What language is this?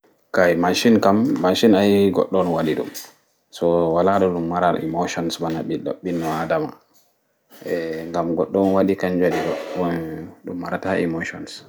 Fula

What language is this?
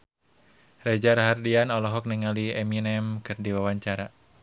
Sundanese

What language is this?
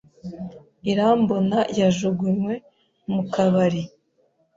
Kinyarwanda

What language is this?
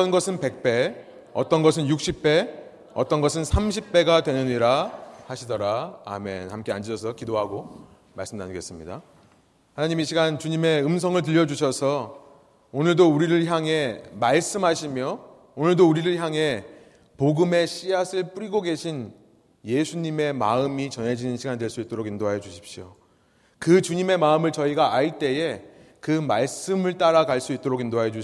Korean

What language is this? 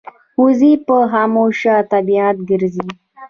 Pashto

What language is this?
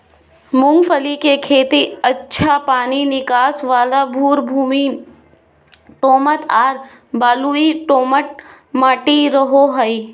Magahi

